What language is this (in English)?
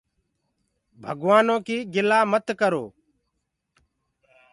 Gurgula